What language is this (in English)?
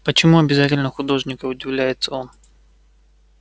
Russian